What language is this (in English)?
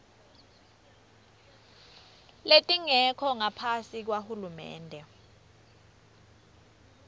Swati